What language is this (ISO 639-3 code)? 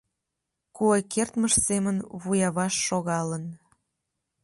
chm